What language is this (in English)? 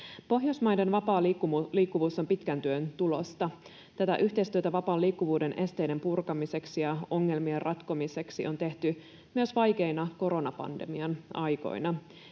Finnish